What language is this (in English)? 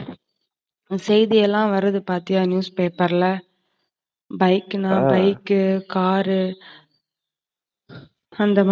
Tamil